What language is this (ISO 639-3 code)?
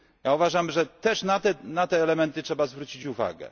pol